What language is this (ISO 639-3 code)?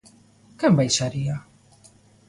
glg